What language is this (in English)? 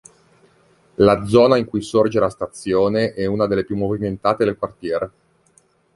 Italian